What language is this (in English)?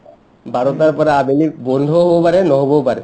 Assamese